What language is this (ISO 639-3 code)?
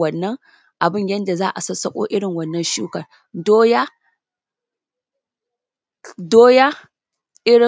hau